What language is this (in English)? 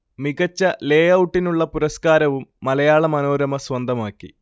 Malayalam